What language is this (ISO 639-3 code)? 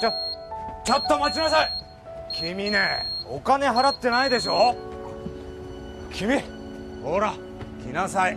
jpn